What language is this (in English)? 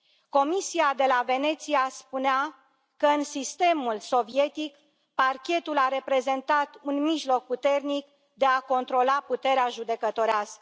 Romanian